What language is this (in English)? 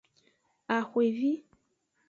Aja (Benin)